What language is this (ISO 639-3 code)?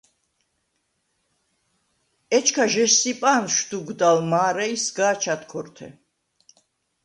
sva